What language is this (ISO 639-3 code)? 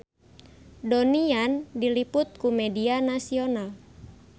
sun